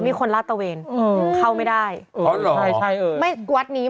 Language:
Thai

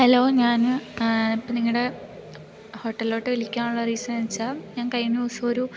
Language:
Malayalam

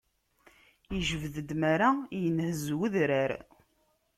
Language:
Kabyle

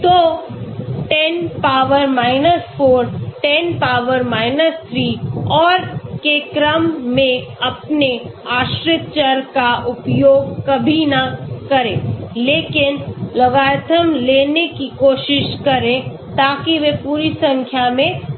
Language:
Hindi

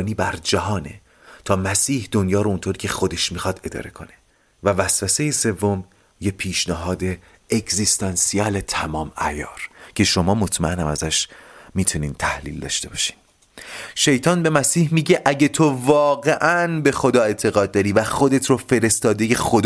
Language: Persian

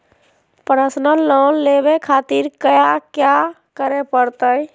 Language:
Magahi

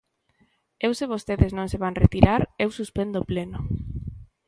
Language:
Galician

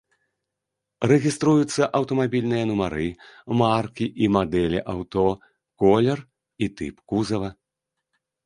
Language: Belarusian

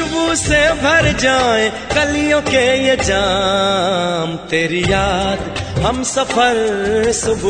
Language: Hindi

